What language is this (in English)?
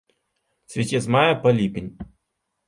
Belarusian